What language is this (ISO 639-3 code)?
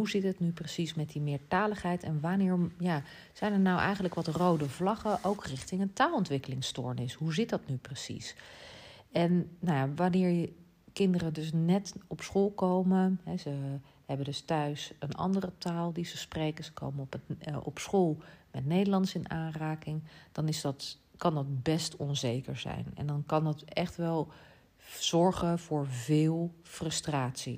nld